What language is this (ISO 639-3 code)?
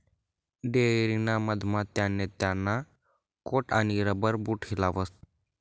mar